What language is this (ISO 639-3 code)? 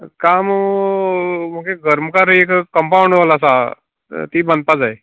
kok